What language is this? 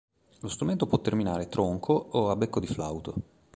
Italian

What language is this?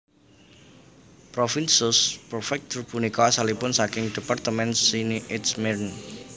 Javanese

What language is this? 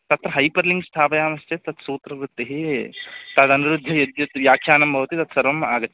Sanskrit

